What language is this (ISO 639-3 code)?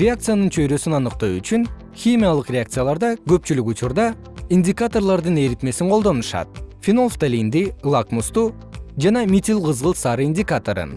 kir